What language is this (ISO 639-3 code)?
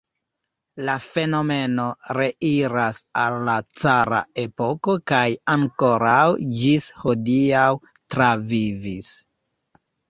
epo